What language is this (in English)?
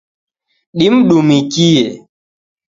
Taita